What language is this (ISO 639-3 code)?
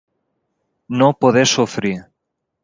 cat